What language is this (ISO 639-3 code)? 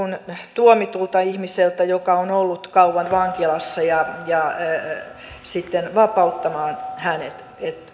fin